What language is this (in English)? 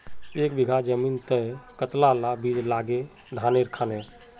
Magahi